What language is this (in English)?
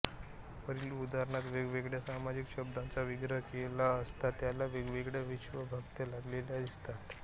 Marathi